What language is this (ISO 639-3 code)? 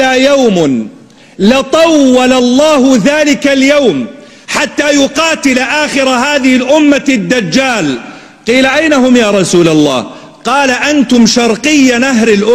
ara